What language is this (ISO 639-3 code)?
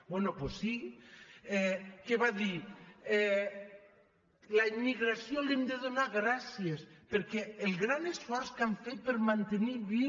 cat